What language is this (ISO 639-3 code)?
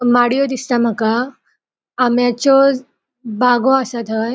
kok